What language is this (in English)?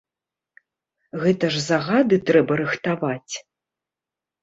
Belarusian